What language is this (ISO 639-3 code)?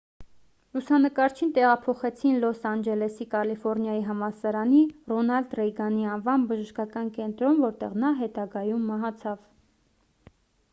hye